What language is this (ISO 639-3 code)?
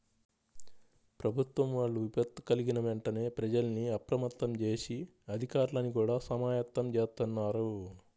tel